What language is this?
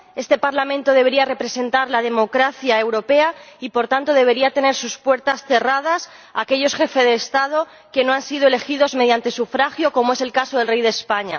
Spanish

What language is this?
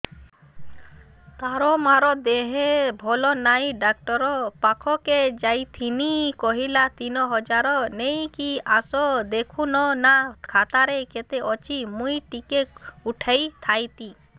Odia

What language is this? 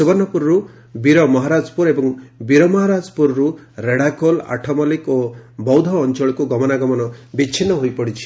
Odia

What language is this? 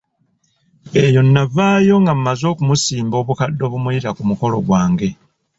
Ganda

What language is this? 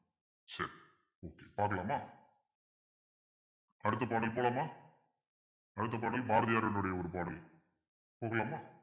Tamil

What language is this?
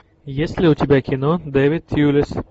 Russian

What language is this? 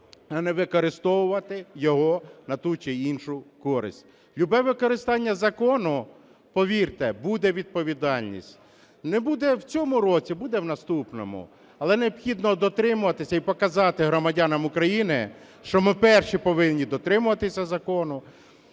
Ukrainian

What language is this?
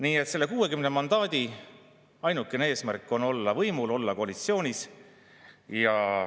Estonian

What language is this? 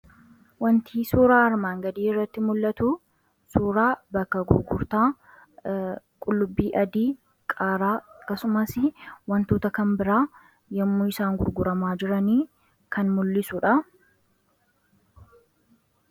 Oromo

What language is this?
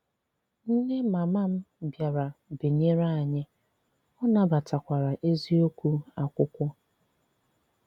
Igbo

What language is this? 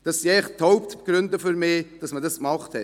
Swiss German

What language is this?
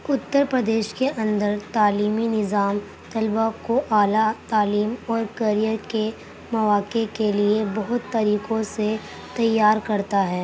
Urdu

